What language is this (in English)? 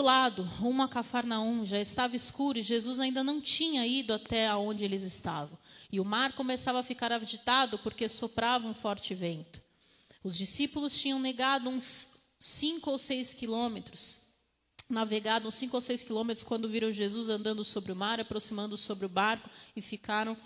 Portuguese